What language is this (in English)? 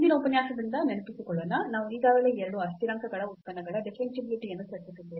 Kannada